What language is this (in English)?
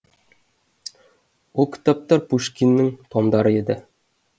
Kazakh